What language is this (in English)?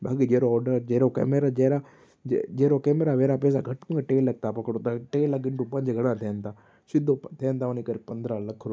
Sindhi